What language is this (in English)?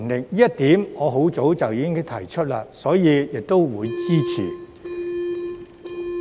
Cantonese